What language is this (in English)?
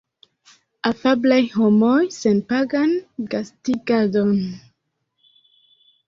Esperanto